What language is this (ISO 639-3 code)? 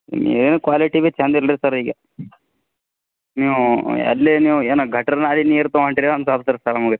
kan